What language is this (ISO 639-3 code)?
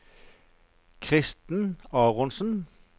nor